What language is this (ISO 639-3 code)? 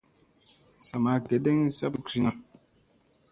mse